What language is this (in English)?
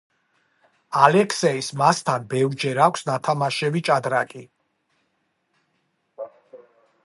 Georgian